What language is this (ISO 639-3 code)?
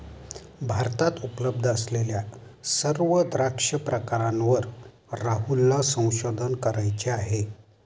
mar